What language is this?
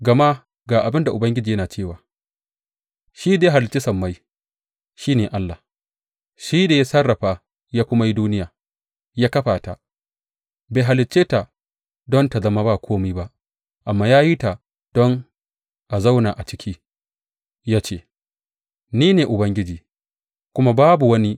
Hausa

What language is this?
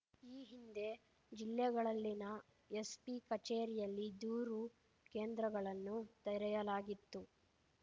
Kannada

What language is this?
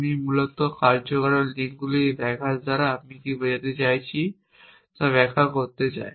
Bangla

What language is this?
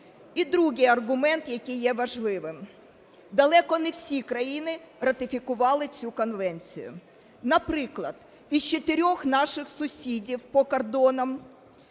Ukrainian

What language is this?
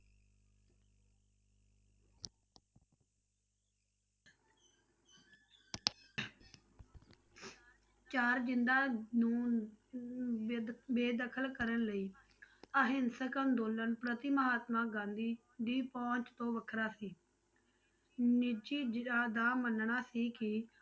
Punjabi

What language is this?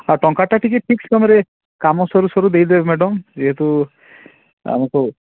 Odia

